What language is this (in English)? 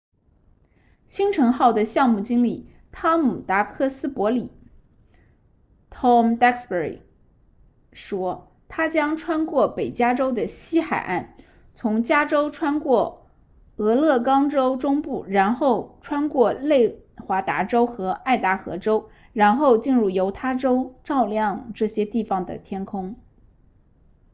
Chinese